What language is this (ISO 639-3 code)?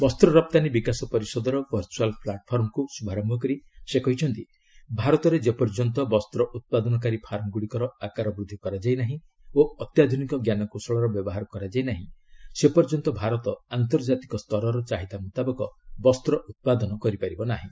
ori